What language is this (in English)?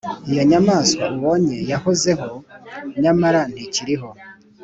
Kinyarwanda